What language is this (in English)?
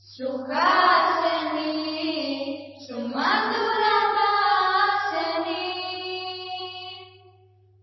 Malayalam